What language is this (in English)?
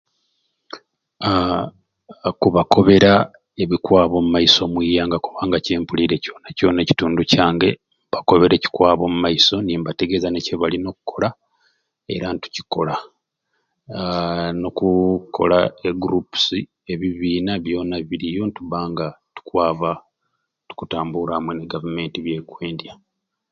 Ruuli